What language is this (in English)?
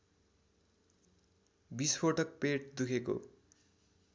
Nepali